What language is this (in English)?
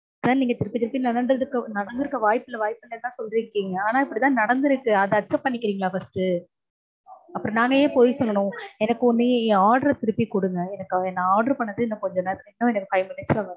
Tamil